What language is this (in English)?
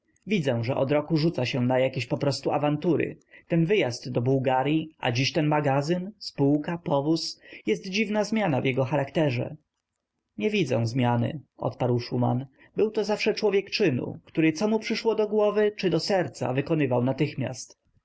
Polish